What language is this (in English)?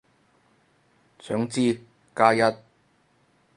Cantonese